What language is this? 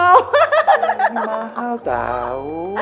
Indonesian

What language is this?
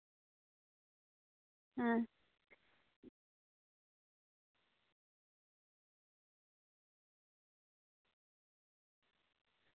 Santali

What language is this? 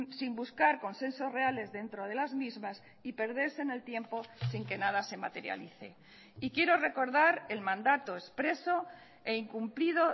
Spanish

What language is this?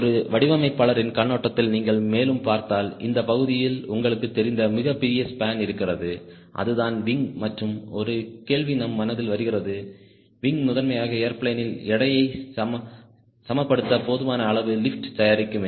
Tamil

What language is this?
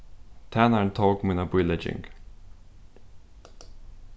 Faroese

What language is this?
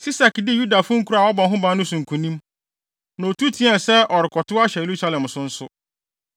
Akan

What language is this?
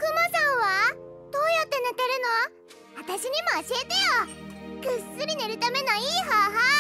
Japanese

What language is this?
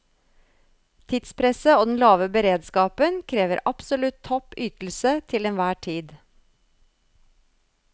Norwegian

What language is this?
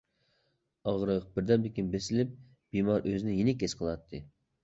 Uyghur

